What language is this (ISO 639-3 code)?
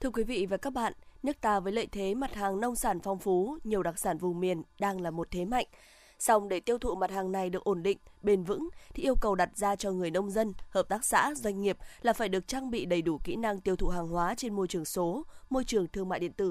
vie